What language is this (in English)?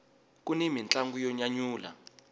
Tsonga